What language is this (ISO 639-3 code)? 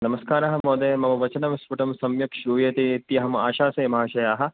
san